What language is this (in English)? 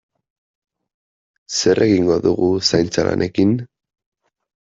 Basque